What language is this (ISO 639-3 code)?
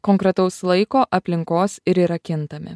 lit